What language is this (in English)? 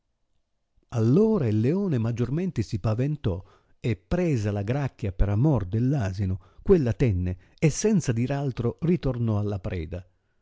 Italian